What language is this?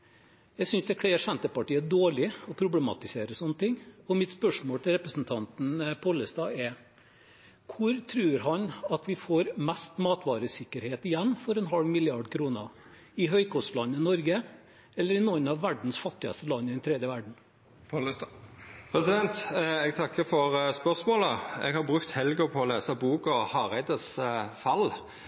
Norwegian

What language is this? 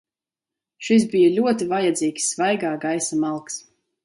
Latvian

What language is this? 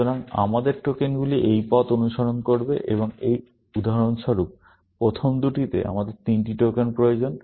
Bangla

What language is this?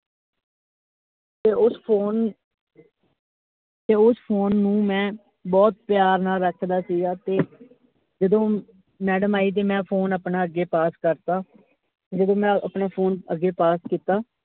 Punjabi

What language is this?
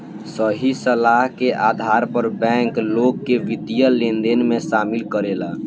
Bhojpuri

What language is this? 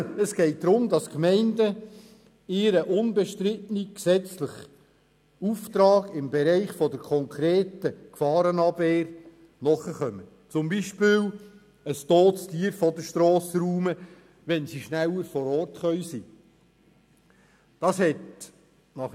Swiss German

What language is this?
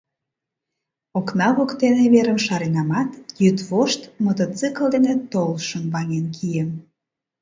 Mari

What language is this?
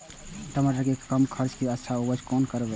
Maithili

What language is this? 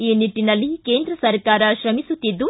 Kannada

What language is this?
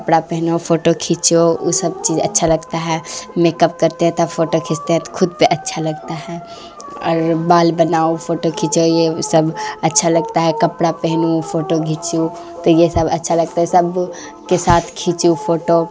Urdu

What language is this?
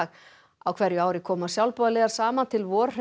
Icelandic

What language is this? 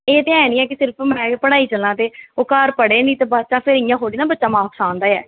Dogri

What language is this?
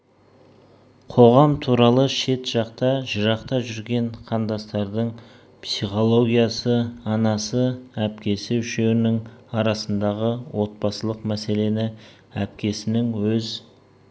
Kazakh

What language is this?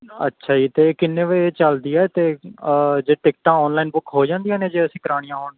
Punjabi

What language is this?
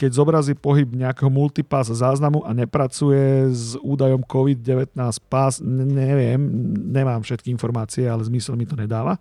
Slovak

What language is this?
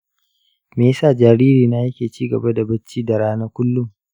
Hausa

